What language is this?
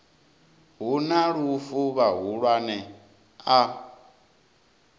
Venda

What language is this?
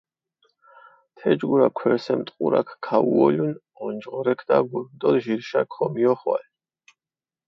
Mingrelian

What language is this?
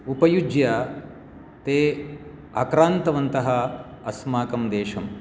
Sanskrit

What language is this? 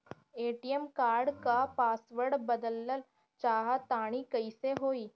Bhojpuri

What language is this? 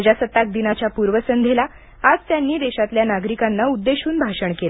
Marathi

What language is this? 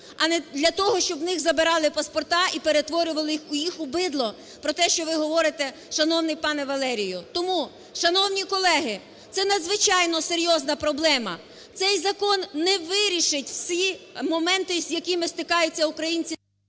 Ukrainian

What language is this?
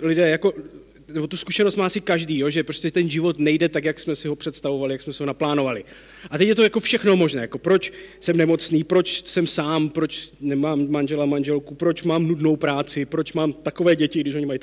Czech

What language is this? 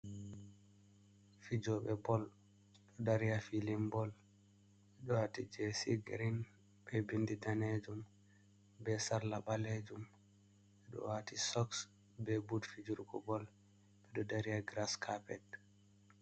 Fula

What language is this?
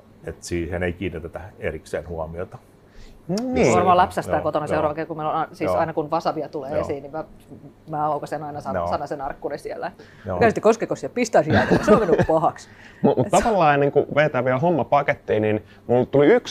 Finnish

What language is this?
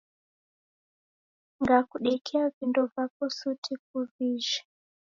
Taita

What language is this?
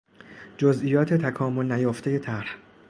Persian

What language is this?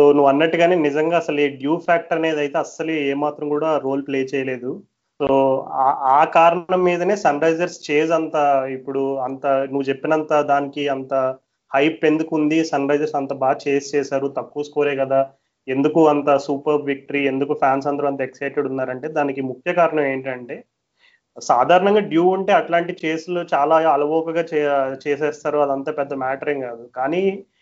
Telugu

